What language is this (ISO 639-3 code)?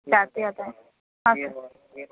kan